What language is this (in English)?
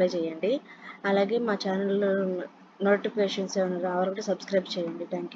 Telugu